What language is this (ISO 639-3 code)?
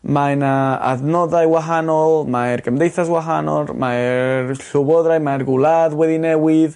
cym